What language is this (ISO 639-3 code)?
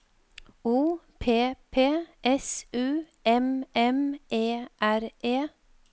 nor